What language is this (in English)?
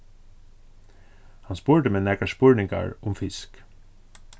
Faroese